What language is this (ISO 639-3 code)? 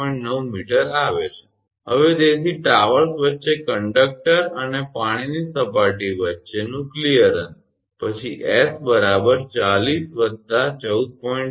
guj